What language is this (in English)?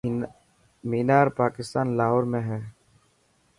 Dhatki